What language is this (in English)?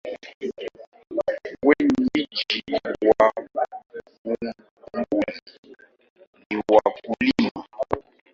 Swahili